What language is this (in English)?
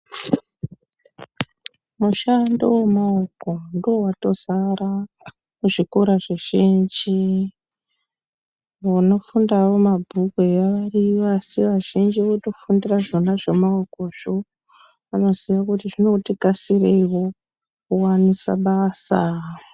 Ndau